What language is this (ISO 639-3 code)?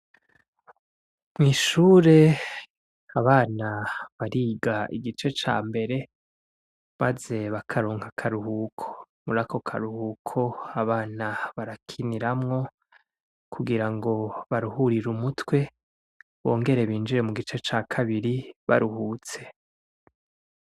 run